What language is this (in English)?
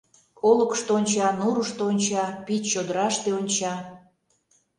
Mari